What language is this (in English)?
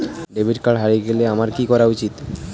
Bangla